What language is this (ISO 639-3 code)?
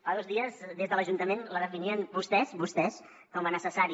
cat